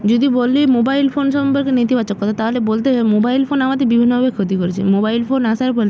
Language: Bangla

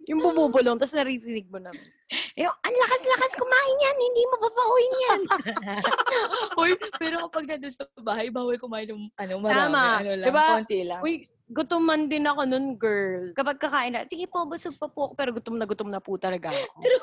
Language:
Filipino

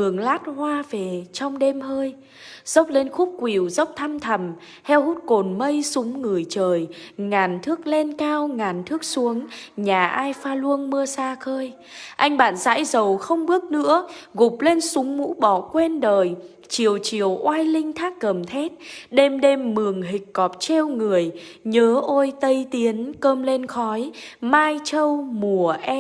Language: Vietnamese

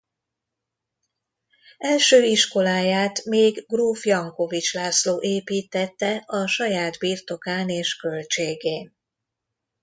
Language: Hungarian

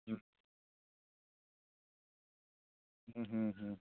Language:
Santali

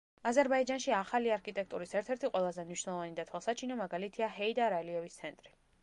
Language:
Georgian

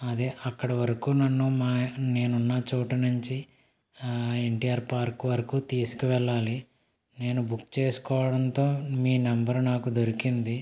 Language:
Telugu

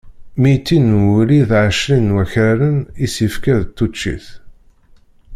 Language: Kabyle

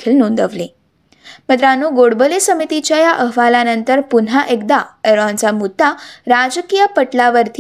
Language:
Marathi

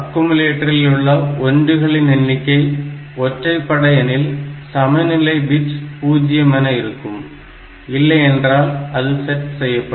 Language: Tamil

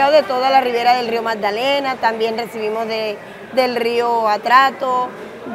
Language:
Spanish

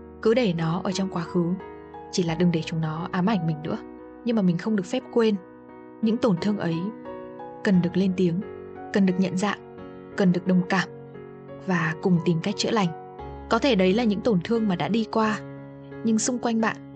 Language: Vietnamese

